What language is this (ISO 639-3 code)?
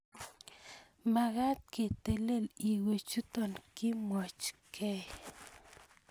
kln